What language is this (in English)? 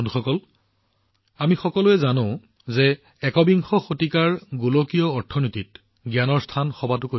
Assamese